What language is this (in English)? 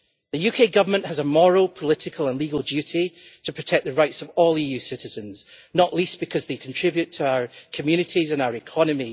English